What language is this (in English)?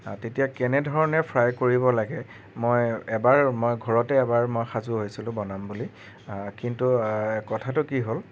Assamese